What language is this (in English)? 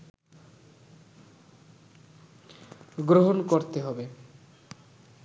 Bangla